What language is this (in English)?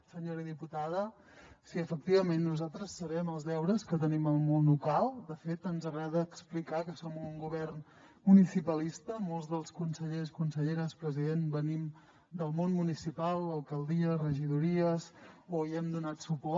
Catalan